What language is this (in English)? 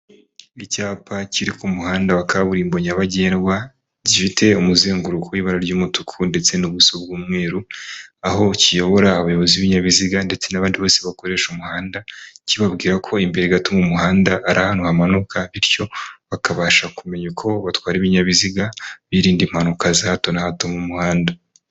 Kinyarwanda